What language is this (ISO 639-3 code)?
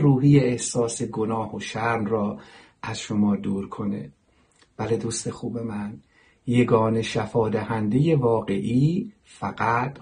fas